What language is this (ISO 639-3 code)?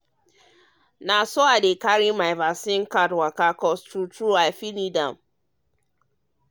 pcm